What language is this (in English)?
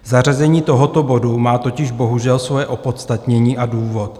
Czech